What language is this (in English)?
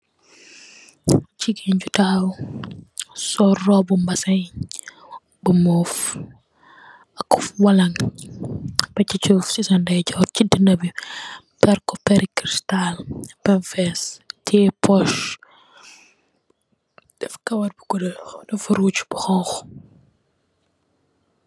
Wolof